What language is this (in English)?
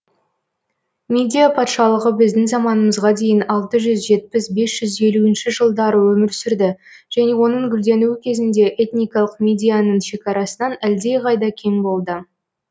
Kazakh